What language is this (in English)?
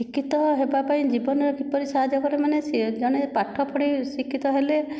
Odia